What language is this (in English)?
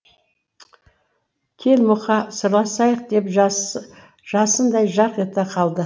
Kazakh